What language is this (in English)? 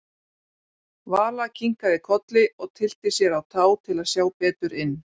Icelandic